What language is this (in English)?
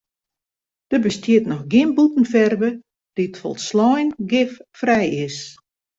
Western Frisian